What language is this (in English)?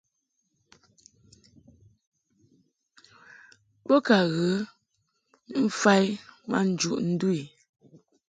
Mungaka